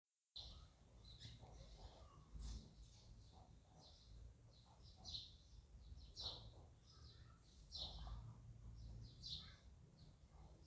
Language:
Somali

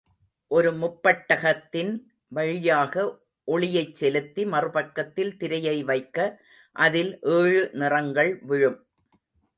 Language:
Tamil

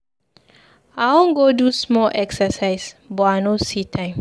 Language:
Nigerian Pidgin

